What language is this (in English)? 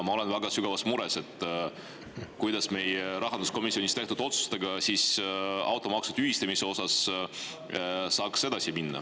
Estonian